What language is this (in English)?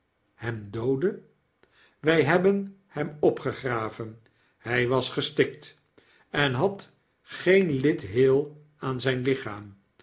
Dutch